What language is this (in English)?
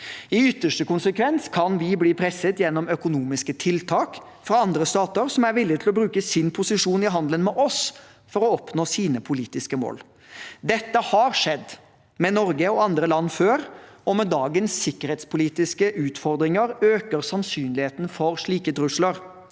Norwegian